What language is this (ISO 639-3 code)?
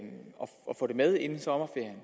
dan